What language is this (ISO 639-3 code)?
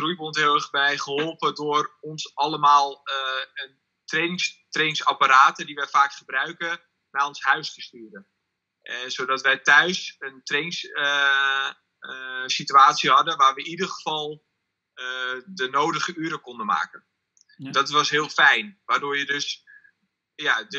nld